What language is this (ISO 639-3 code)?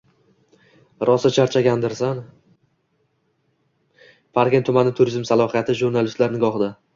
uzb